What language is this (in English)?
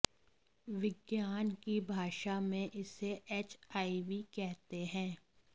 Hindi